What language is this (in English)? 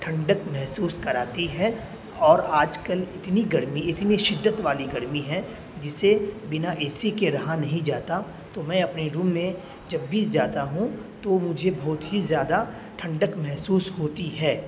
Urdu